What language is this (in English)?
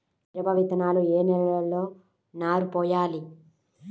Telugu